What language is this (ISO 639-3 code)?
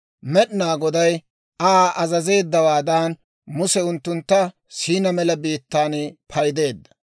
dwr